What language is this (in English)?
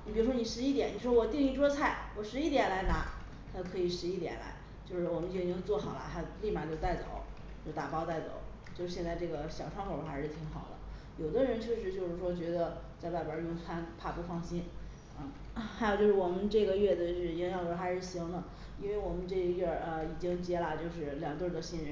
Chinese